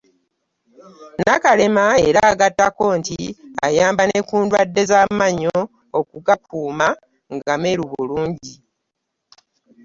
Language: Ganda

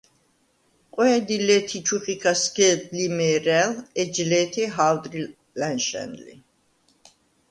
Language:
Svan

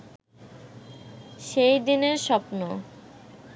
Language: Bangla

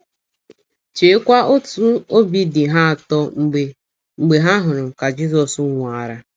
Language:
Igbo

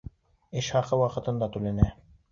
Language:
Bashkir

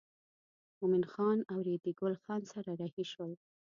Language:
Pashto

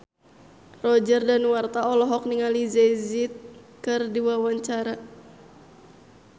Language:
Sundanese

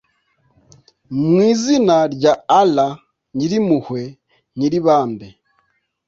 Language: Kinyarwanda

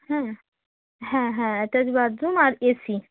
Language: Bangla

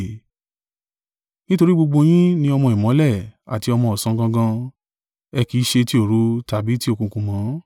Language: Yoruba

